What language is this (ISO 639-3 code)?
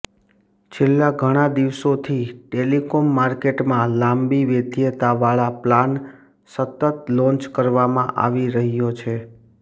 guj